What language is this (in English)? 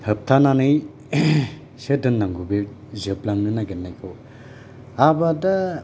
Bodo